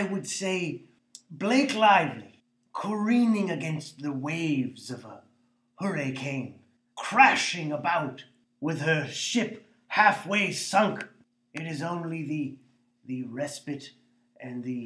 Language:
English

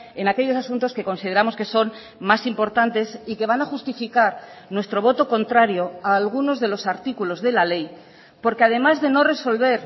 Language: Spanish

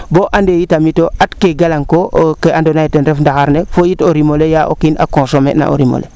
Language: Serer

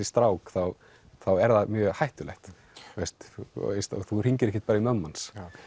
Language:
Icelandic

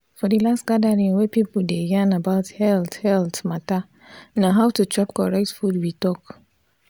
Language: Nigerian Pidgin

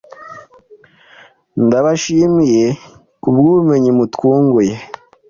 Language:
Kinyarwanda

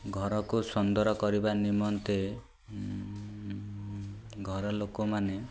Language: Odia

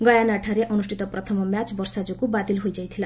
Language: Odia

